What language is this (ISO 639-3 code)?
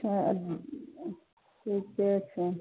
mai